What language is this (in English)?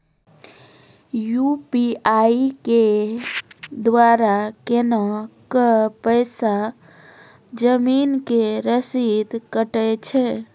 Maithili